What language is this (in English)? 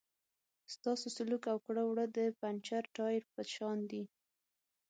Pashto